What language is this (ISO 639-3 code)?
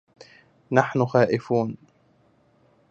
ara